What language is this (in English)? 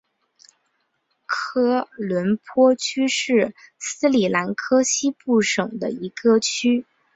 Chinese